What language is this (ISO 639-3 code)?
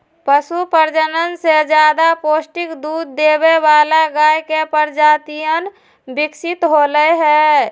mag